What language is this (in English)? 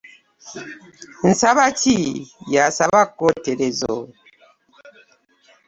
Ganda